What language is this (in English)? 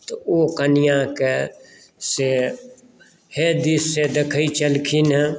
Maithili